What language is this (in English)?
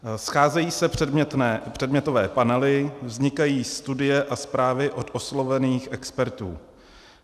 Czech